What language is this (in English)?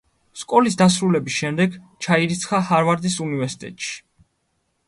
Georgian